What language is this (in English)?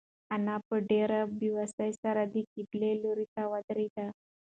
Pashto